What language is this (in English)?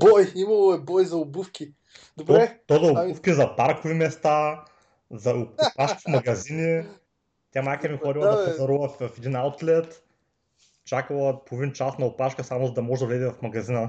Bulgarian